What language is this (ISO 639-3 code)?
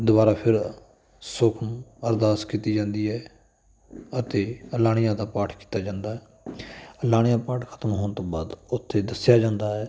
pan